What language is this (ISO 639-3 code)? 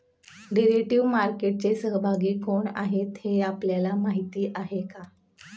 mar